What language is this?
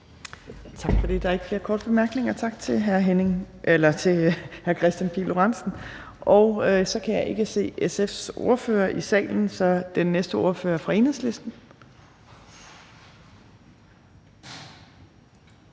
Danish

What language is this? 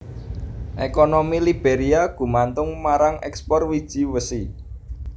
Javanese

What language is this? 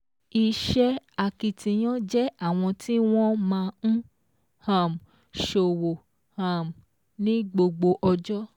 Yoruba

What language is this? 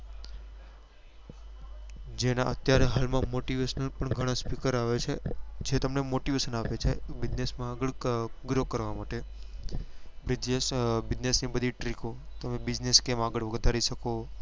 Gujarati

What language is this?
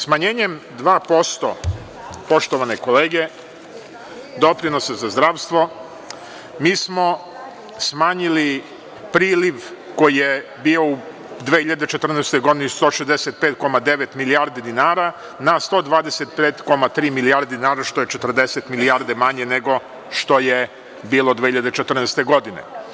Serbian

